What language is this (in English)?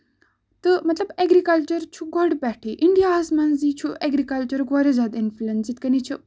Kashmiri